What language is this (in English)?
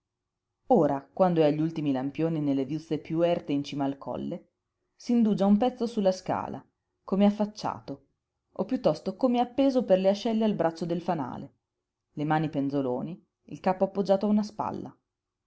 Italian